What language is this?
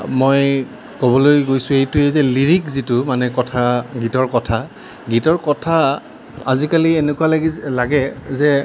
Assamese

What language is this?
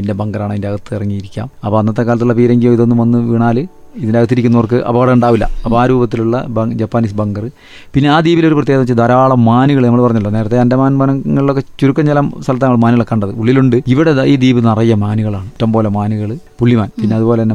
Malayalam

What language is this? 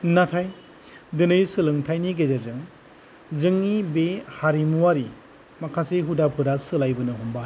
Bodo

